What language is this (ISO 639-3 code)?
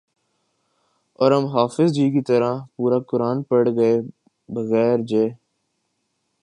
urd